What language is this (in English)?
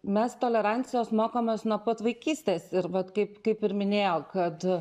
Lithuanian